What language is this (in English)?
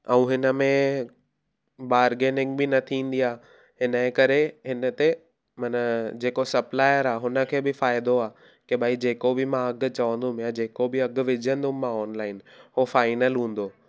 Sindhi